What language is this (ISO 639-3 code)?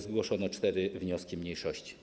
pol